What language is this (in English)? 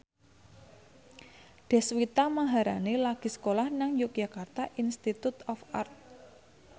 Javanese